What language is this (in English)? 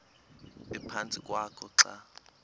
Xhosa